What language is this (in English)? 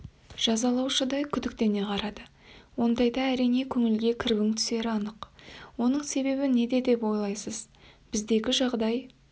Kazakh